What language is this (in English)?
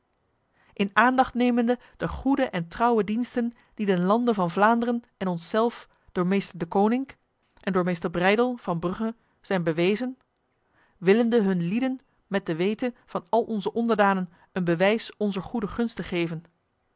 Dutch